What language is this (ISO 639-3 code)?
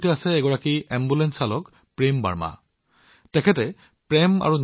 asm